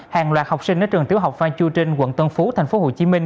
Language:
Vietnamese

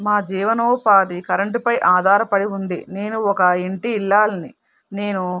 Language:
Telugu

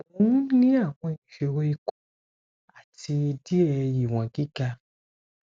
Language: Yoruba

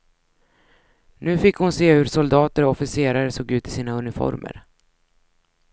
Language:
Swedish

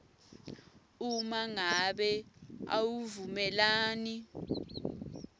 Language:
Swati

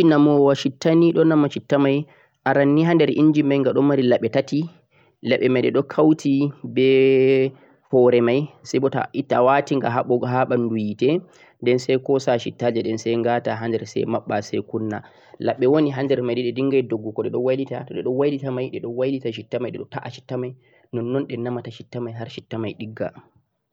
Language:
Central-Eastern Niger Fulfulde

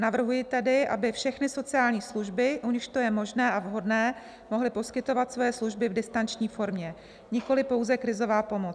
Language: Czech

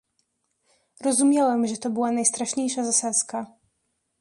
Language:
Polish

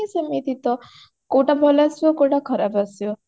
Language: Odia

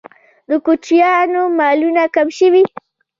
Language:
Pashto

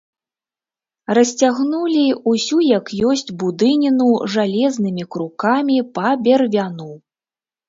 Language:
Belarusian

